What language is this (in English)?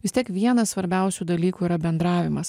Lithuanian